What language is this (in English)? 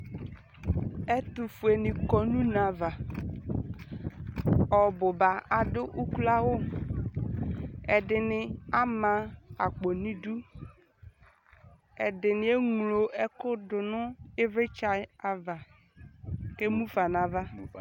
Ikposo